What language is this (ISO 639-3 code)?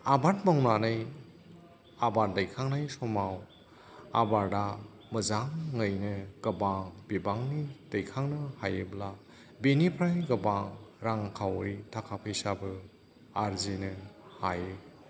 brx